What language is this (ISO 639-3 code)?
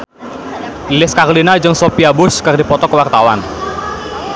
sun